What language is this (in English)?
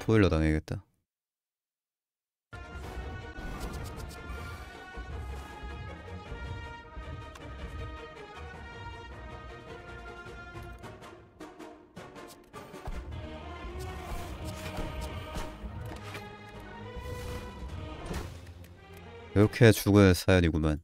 Korean